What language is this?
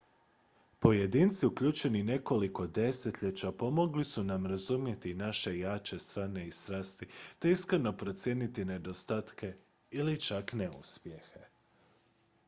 Croatian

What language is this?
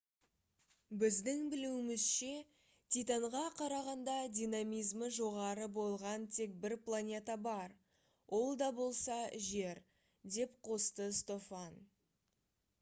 Kazakh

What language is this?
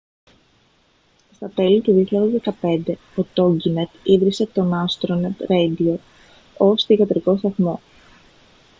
Greek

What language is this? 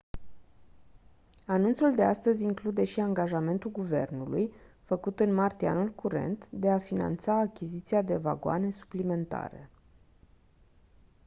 Romanian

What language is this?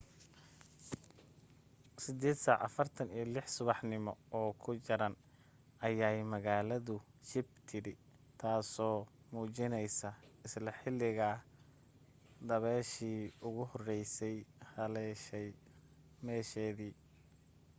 Somali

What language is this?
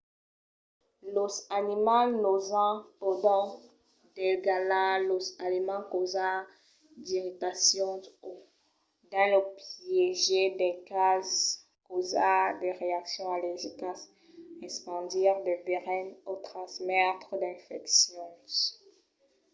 Occitan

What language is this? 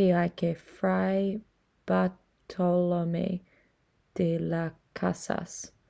Māori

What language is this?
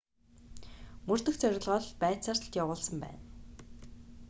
Mongolian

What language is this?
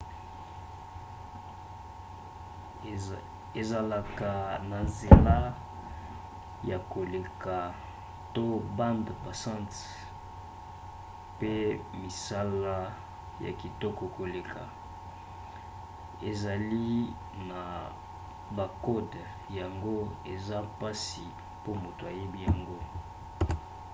Lingala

